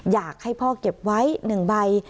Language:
Thai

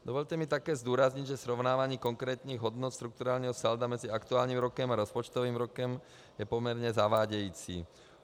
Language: Czech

